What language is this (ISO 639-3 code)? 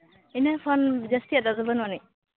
sat